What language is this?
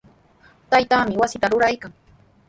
Sihuas Ancash Quechua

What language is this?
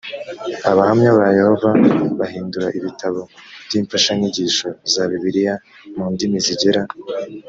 Kinyarwanda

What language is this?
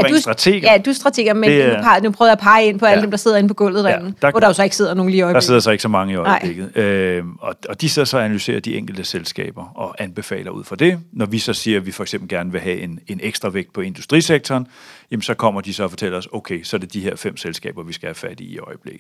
Danish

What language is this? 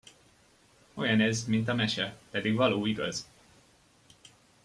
Hungarian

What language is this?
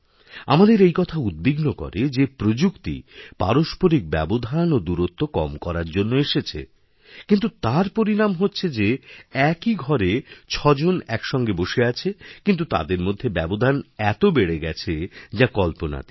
Bangla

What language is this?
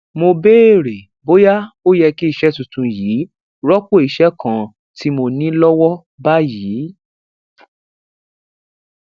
Yoruba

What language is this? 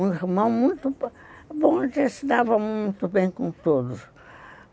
Portuguese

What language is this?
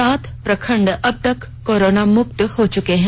Hindi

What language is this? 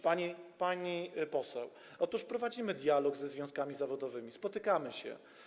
Polish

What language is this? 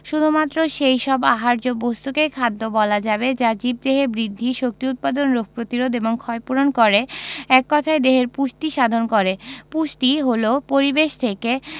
Bangla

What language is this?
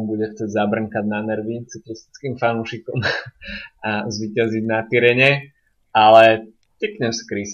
Slovak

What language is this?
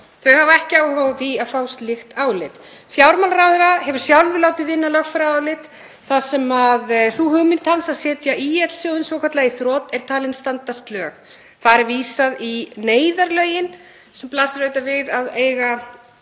Icelandic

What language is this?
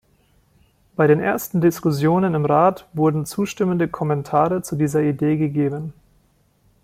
German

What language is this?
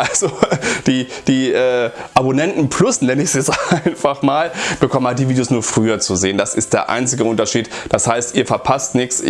German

